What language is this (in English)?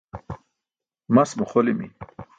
Burushaski